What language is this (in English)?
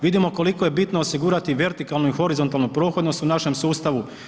Croatian